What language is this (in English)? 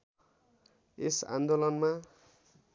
Nepali